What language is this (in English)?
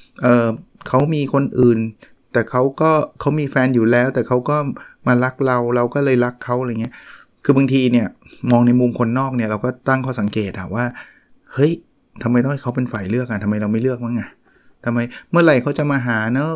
Thai